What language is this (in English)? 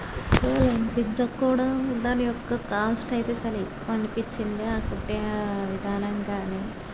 Telugu